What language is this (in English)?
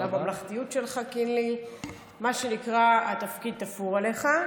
Hebrew